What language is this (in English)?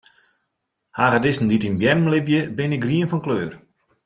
Western Frisian